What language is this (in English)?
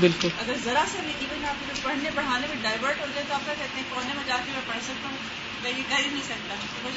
Urdu